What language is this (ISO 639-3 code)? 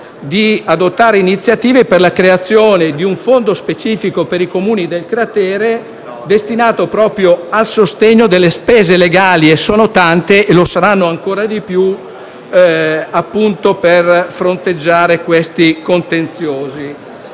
ita